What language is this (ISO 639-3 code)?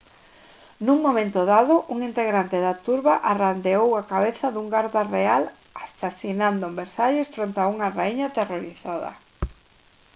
glg